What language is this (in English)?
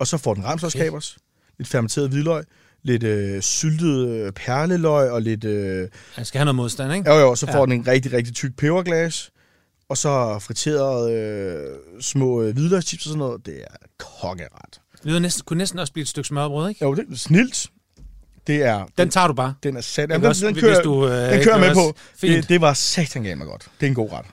Danish